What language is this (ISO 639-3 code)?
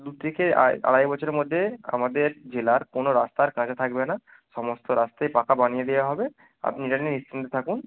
ben